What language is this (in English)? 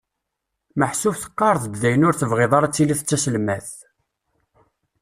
Kabyle